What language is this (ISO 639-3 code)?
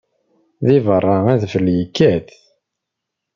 kab